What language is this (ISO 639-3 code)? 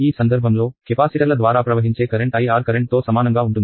tel